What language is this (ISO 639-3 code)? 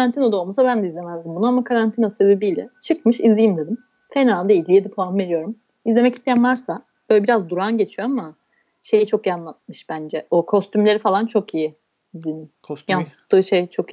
tur